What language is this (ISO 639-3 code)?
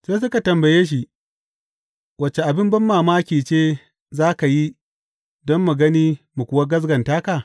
hau